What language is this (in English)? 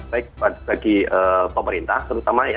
Indonesian